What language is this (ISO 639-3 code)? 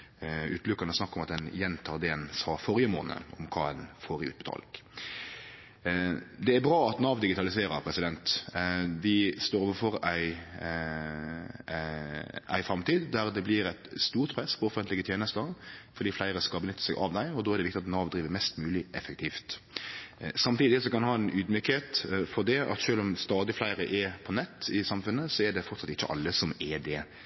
nno